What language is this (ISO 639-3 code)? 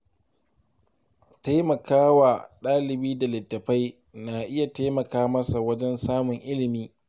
hau